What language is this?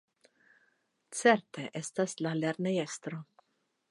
Esperanto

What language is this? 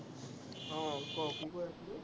Assamese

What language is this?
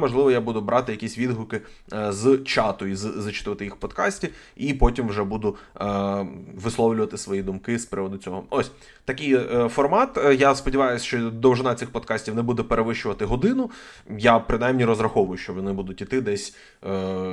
Ukrainian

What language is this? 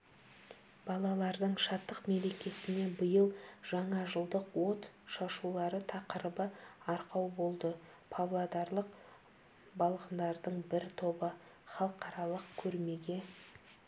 Kazakh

